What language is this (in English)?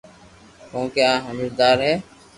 Loarki